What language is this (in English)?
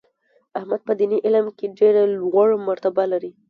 Pashto